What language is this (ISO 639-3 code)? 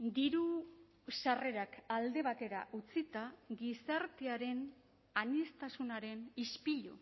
eus